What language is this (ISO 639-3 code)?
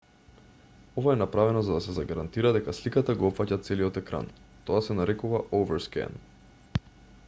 mkd